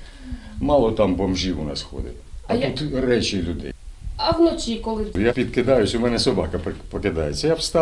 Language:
Ukrainian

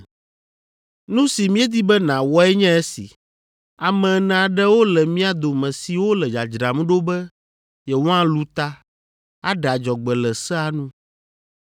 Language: Ewe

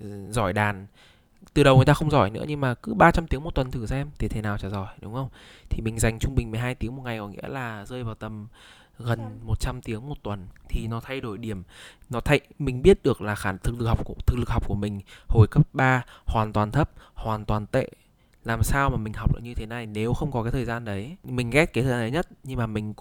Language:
Vietnamese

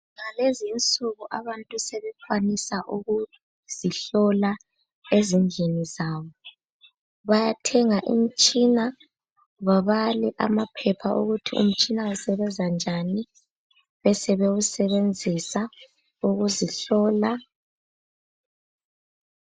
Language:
North Ndebele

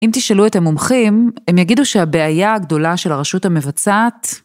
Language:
Hebrew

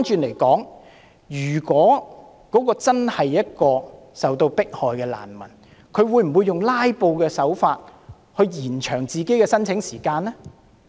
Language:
Cantonese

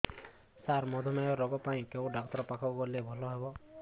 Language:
Odia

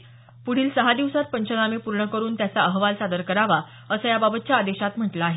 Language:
Marathi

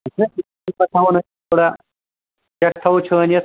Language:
Kashmiri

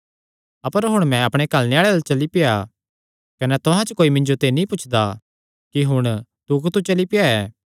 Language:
Kangri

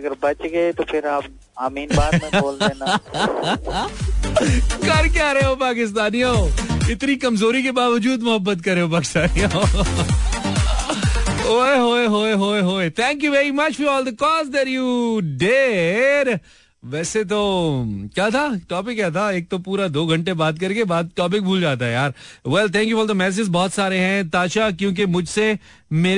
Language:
Hindi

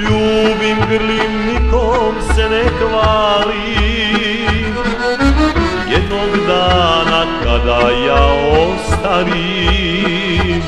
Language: Romanian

